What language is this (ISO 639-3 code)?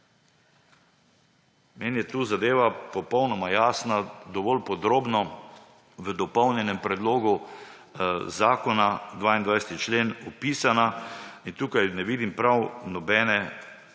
slv